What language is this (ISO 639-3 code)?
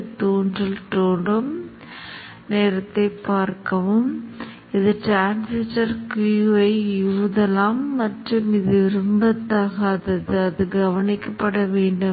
tam